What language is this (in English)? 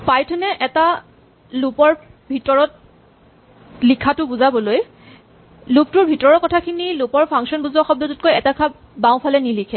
Assamese